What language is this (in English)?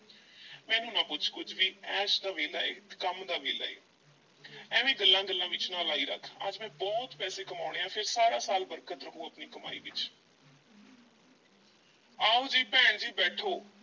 Punjabi